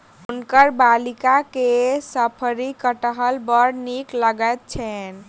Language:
Maithili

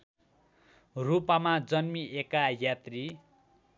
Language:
Nepali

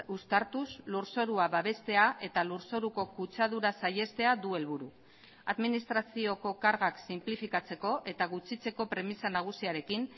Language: Basque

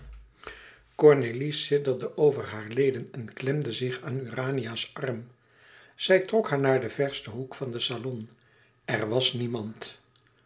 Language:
Dutch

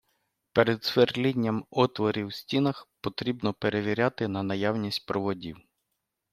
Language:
Ukrainian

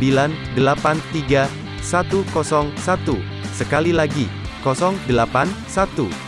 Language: Indonesian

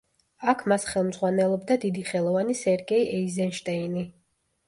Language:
Georgian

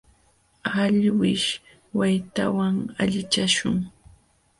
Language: Jauja Wanca Quechua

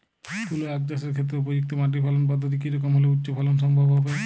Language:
Bangla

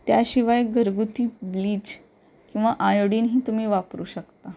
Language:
Marathi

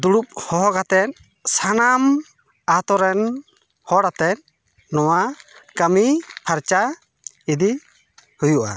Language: Santali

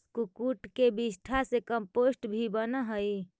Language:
Magahi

